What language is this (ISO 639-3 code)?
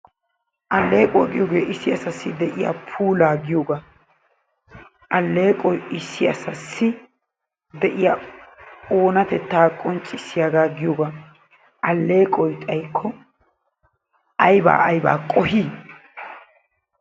wal